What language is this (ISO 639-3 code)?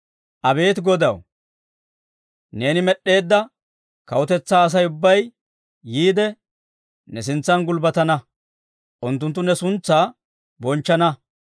dwr